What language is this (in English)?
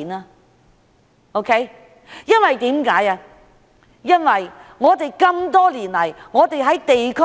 Cantonese